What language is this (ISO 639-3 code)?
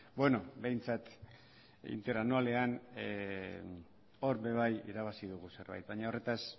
eus